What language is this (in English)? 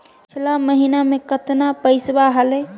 Magahi